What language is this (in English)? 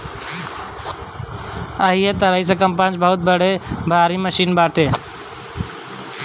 Bhojpuri